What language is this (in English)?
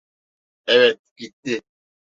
Turkish